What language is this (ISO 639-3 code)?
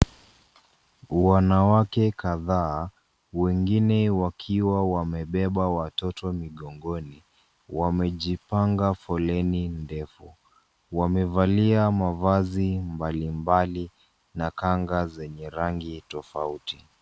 swa